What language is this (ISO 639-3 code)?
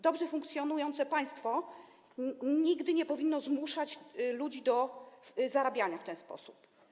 pol